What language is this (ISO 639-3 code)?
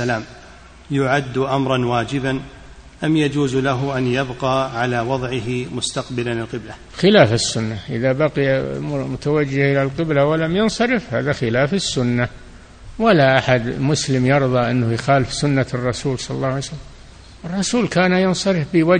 ara